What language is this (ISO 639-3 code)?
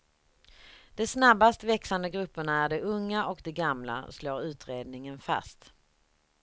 swe